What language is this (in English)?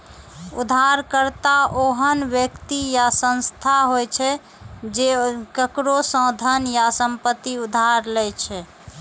Maithili